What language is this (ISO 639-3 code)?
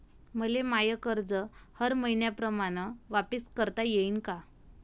mar